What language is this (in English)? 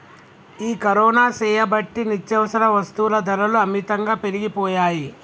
Telugu